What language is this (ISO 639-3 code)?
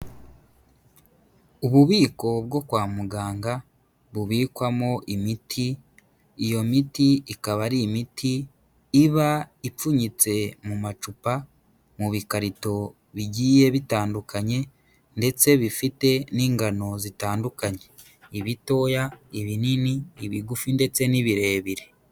kin